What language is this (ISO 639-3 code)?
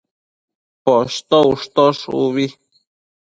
mcf